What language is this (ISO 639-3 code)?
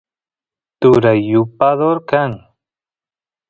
qus